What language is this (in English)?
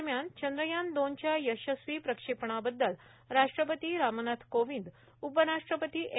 Marathi